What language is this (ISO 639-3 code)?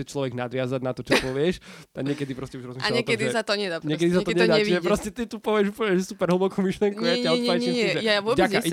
slk